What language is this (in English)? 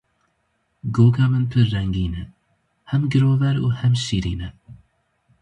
Kurdish